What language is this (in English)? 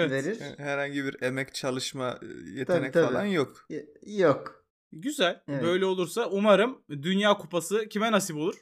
Turkish